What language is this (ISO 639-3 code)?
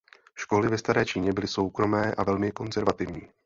ces